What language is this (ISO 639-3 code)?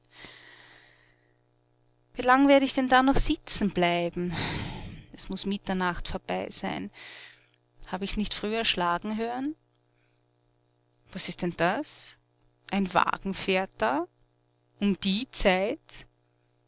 deu